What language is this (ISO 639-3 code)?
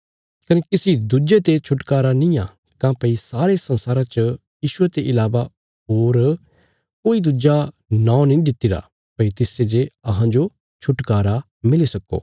kfs